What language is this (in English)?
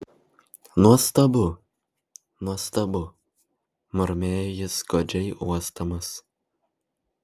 Lithuanian